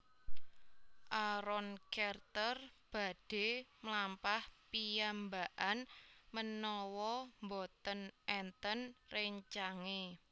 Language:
Javanese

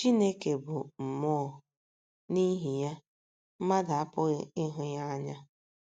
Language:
Igbo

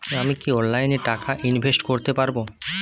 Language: Bangla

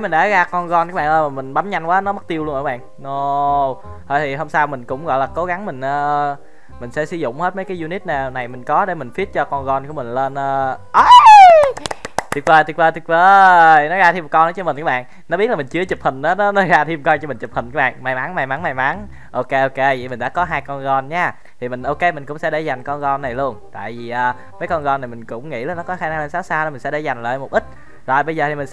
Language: Vietnamese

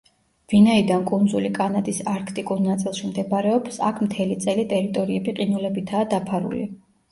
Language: Georgian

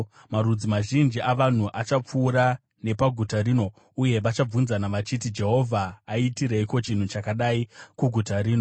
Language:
Shona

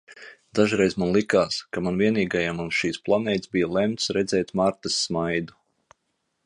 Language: Latvian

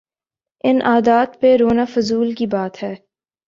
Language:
Urdu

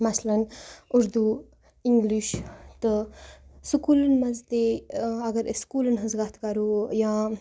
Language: Kashmiri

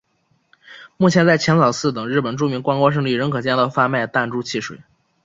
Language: Chinese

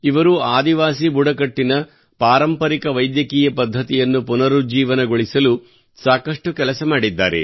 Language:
Kannada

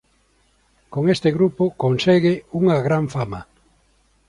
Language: Galician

